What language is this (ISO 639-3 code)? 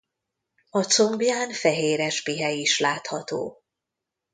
hun